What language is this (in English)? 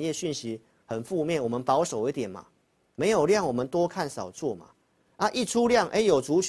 Chinese